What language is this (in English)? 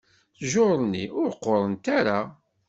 Kabyle